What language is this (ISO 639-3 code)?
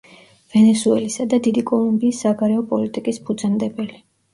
kat